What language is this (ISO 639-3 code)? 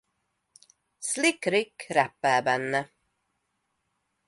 hun